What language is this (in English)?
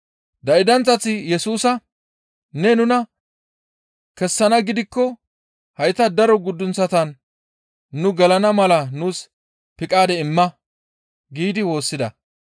Gamo